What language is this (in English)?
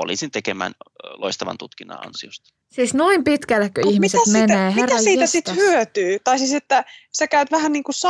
Finnish